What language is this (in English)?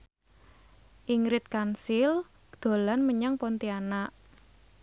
Javanese